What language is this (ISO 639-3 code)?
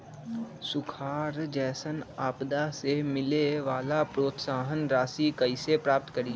mag